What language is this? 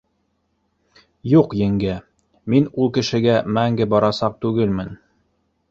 Bashkir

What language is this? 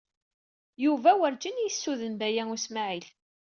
Kabyle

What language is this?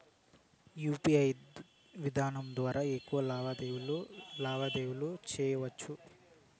Telugu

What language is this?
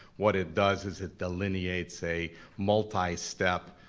English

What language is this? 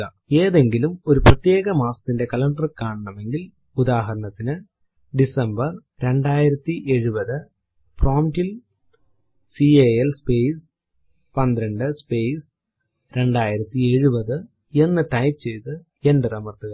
Malayalam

